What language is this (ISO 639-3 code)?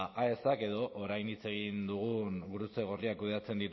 eus